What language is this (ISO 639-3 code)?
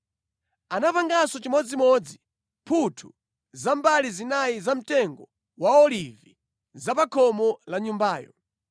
nya